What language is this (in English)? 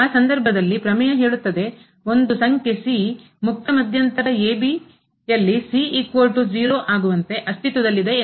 Kannada